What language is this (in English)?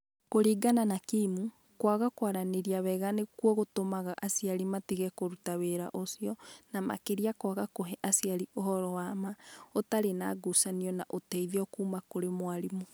Kikuyu